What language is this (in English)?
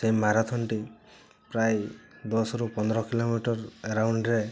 Odia